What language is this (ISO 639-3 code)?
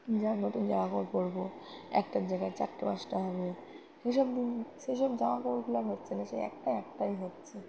ben